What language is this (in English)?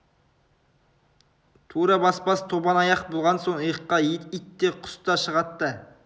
Kazakh